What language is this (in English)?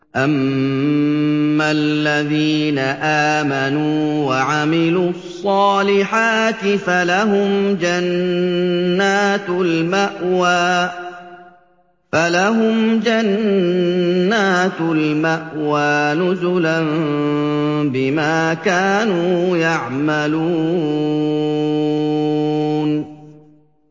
Arabic